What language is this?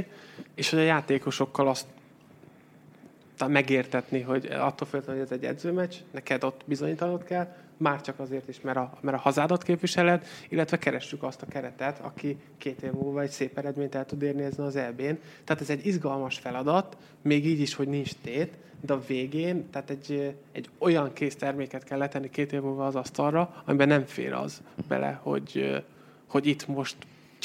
Hungarian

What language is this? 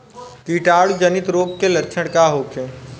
Bhojpuri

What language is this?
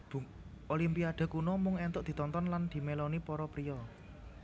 Javanese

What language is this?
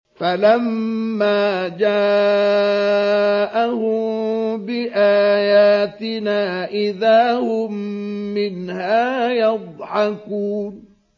Arabic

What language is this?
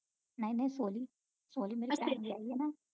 Punjabi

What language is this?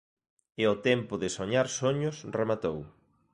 Galician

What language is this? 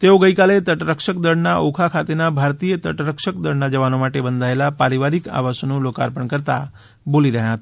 Gujarati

